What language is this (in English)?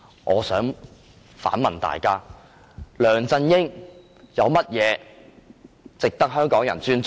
Cantonese